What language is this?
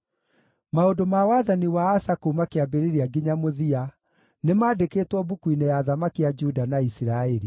Kikuyu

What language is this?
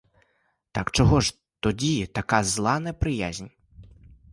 Ukrainian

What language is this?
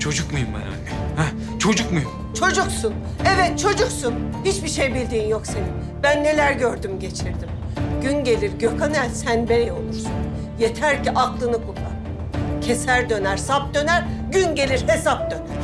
Turkish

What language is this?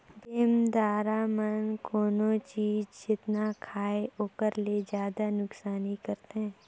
Chhattisgarhi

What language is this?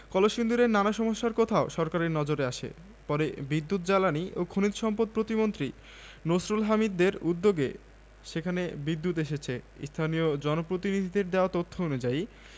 Bangla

